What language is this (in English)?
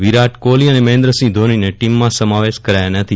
Gujarati